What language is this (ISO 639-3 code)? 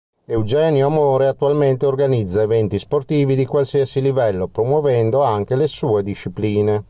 ita